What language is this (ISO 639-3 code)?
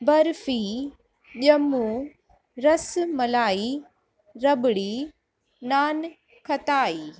snd